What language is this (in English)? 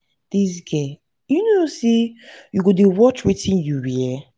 Nigerian Pidgin